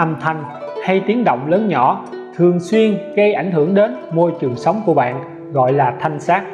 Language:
Vietnamese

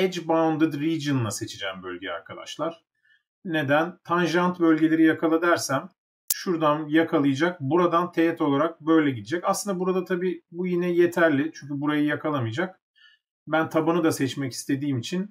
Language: Turkish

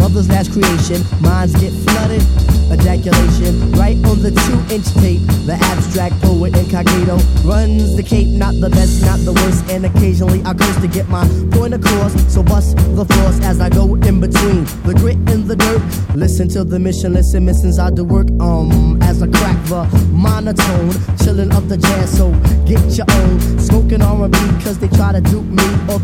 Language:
English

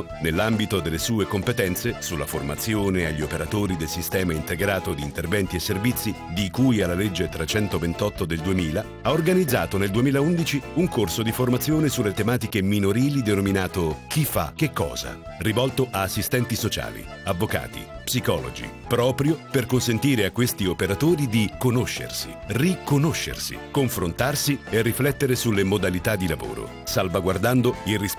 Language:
Italian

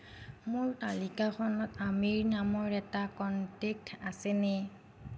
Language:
Assamese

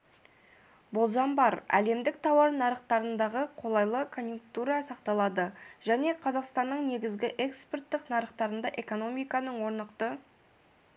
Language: Kazakh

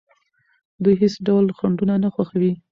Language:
Pashto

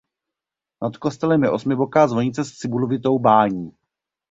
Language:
Czech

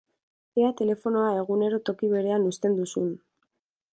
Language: Basque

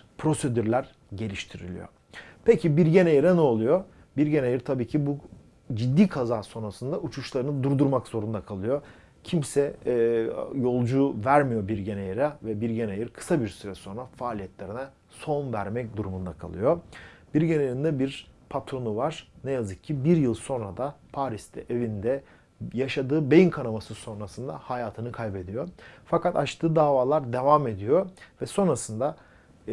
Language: Turkish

